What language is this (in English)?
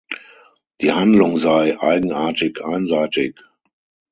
German